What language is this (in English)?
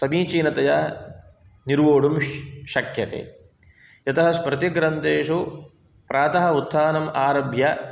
Sanskrit